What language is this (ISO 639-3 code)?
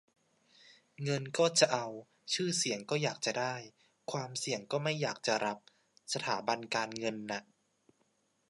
tha